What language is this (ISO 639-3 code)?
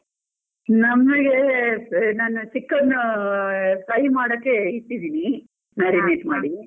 kan